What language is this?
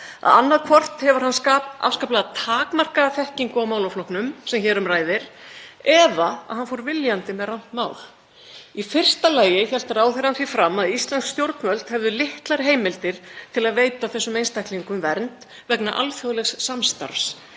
Icelandic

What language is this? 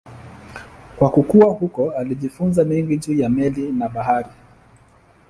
Swahili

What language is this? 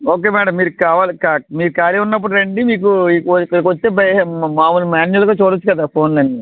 Telugu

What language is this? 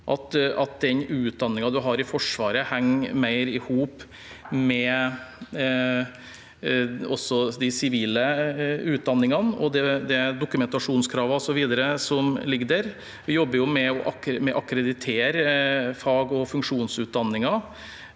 Norwegian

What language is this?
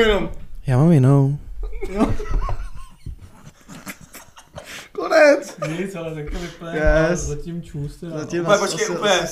Czech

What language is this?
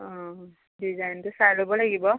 Assamese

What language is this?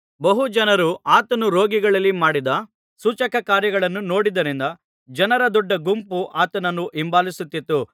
Kannada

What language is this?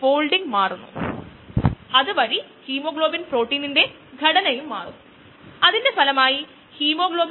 Malayalam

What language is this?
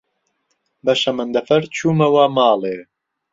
Central Kurdish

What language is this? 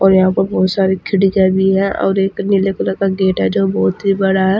Hindi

